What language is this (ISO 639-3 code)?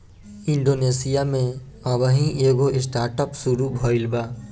bho